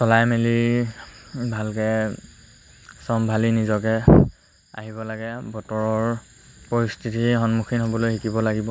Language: Assamese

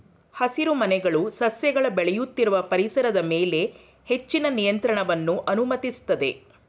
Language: Kannada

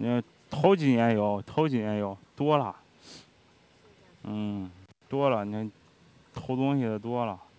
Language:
Chinese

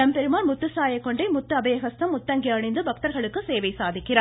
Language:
Tamil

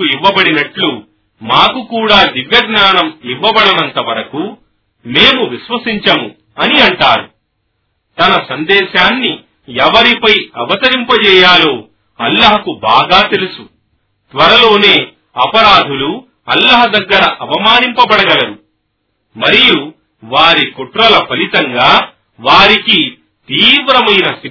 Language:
Telugu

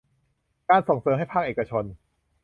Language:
Thai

